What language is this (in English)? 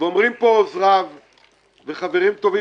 Hebrew